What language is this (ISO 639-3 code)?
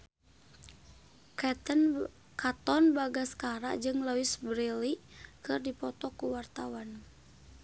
sun